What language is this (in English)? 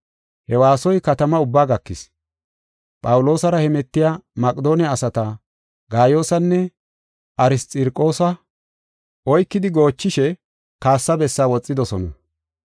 Gofa